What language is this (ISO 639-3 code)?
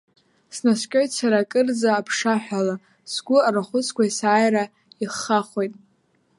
abk